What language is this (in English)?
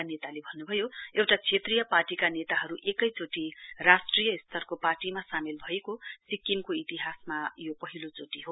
Nepali